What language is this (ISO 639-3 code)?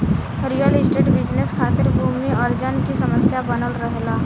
bho